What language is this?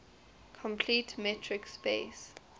English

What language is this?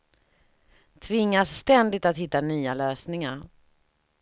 Swedish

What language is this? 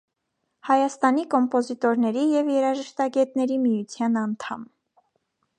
Armenian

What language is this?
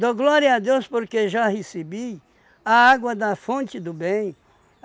Portuguese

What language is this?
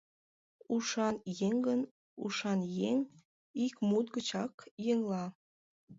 Mari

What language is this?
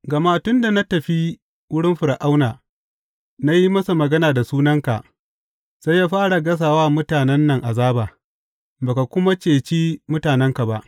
Hausa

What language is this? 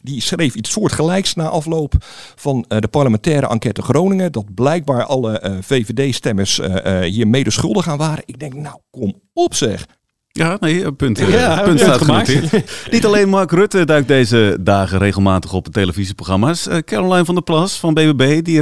Dutch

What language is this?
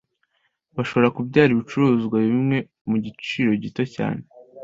Kinyarwanda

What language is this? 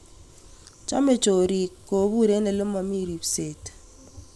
Kalenjin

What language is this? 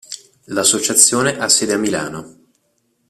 Italian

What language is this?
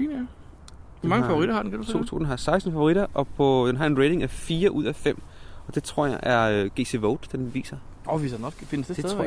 Danish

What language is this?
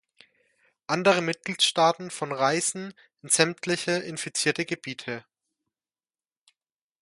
German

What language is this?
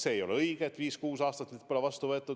Estonian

